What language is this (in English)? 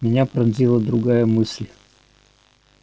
Russian